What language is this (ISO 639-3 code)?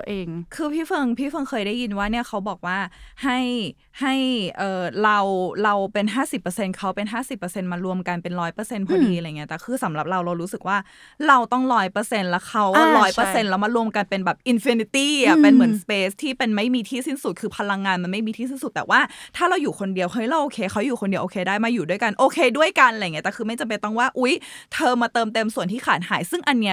tha